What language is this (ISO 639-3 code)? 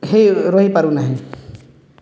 ori